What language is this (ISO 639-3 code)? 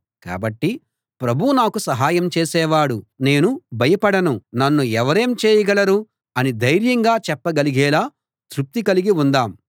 tel